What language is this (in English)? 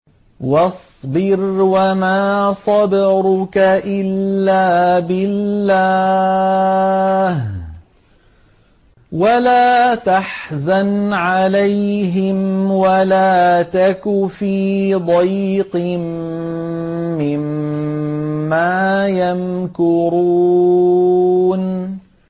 Arabic